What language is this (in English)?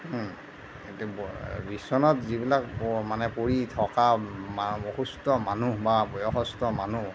Assamese